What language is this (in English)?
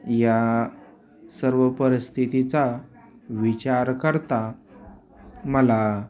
Marathi